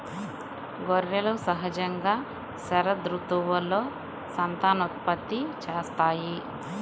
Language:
Telugu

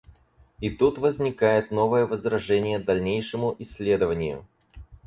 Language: Russian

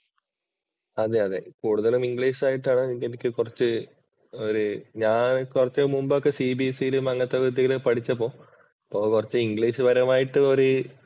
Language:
Malayalam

